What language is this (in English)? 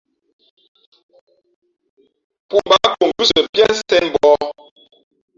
Fe'fe'